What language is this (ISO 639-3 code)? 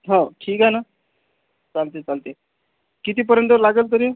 mar